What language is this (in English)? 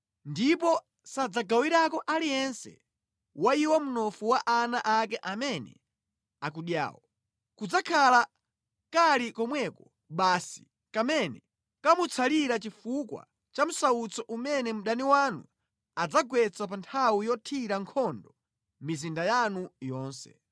Nyanja